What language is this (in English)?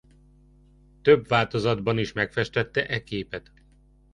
Hungarian